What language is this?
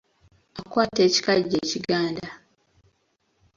Ganda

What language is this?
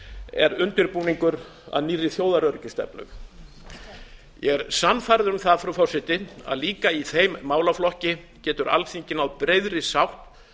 Icelandic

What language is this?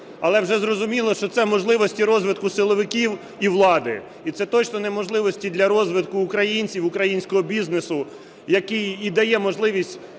Ukrainian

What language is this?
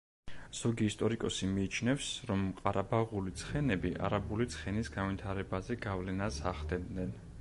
Georgian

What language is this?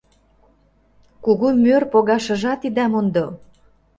Mari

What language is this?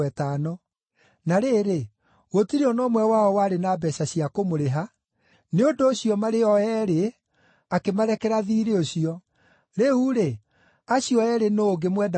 Kikuyu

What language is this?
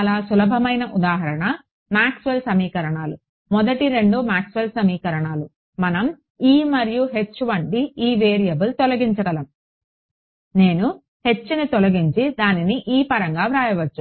Telugu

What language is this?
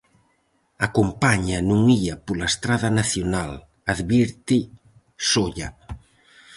Galician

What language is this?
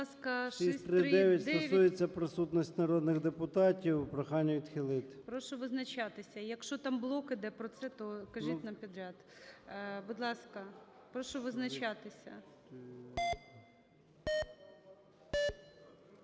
Ukrainian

